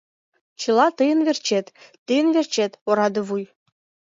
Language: Mari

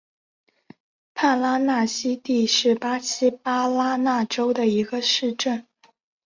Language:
Chinese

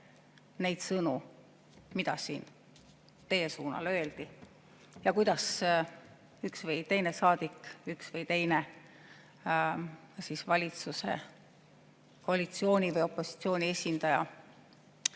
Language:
Estonian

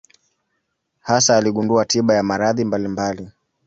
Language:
Swahili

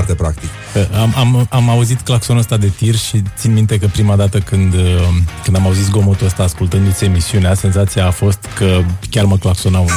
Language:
Romanian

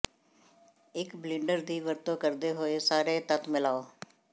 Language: Punjabi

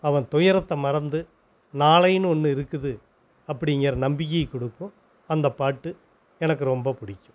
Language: Tamil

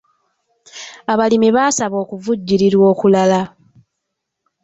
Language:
Ganda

